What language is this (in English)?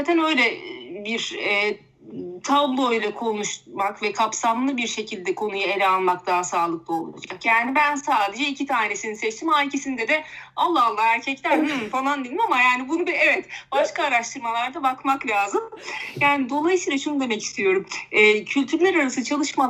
Turkish